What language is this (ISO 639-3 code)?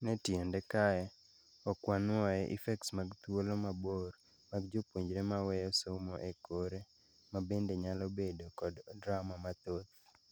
luo